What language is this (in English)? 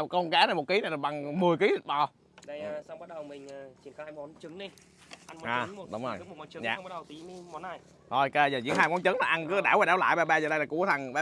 Vietnamese